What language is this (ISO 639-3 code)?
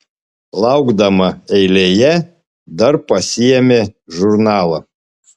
lit